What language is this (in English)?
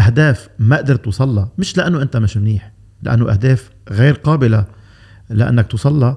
Arabic